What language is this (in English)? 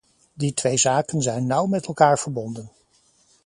Dutch